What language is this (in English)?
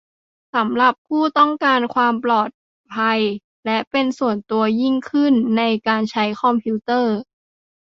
Thai